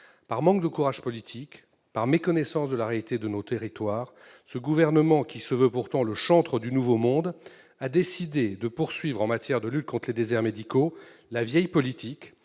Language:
French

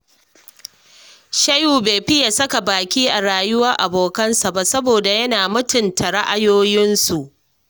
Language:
Hausa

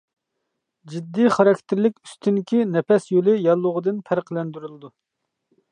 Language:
Uyghur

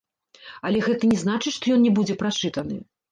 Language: Belarusian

